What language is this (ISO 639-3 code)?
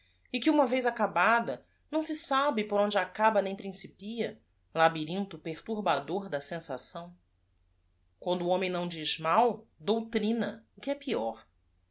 por